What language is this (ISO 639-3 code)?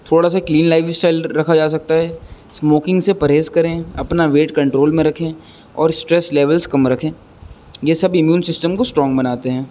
urd